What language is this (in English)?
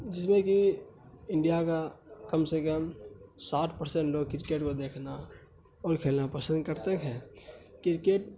Urdu